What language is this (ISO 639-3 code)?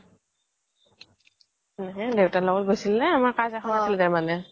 asm